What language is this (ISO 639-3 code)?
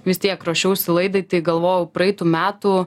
lit